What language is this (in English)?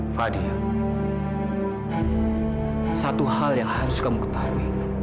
Indonesian